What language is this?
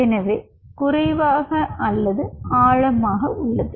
Tamil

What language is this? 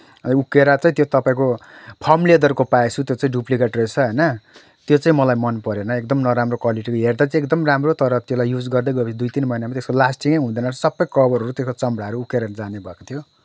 Nepali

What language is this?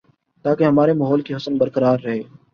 Urdu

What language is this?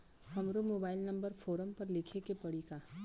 Bhojpuri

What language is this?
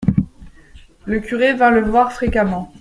French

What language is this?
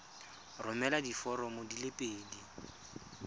Tswana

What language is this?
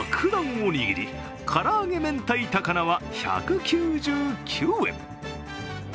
Japanese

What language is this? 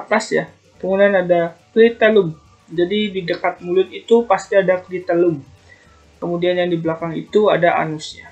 Indonesian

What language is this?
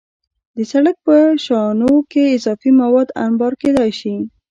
Pashto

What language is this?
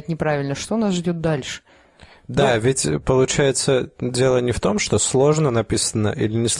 Russian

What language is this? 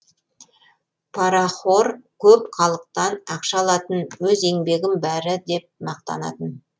Kazakh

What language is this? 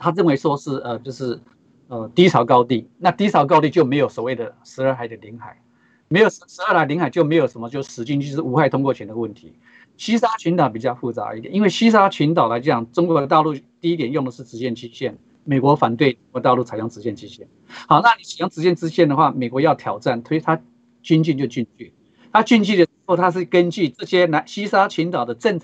Chinese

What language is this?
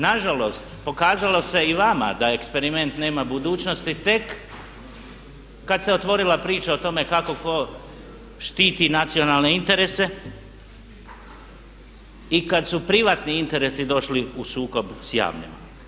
Croatian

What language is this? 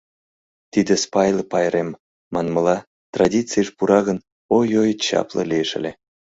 Mari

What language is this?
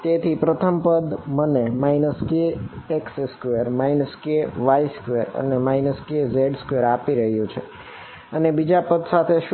Gujarati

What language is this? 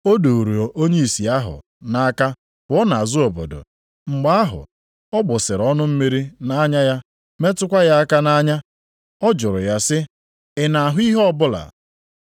Igbo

